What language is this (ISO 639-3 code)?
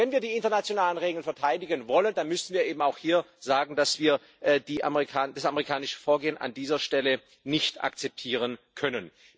deu